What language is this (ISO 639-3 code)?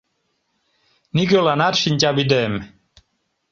chm